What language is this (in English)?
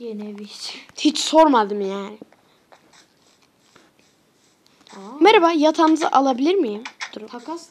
Turkish